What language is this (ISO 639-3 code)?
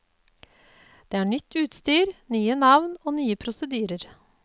nor